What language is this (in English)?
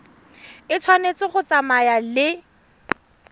Tswana